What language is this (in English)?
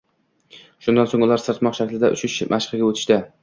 Uzbek